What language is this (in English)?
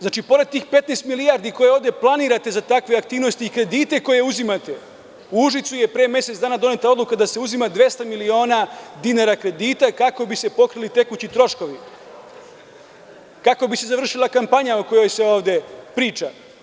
Serbian